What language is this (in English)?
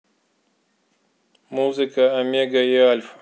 Russian